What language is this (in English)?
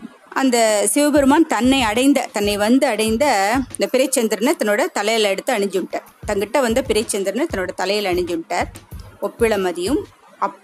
Tamil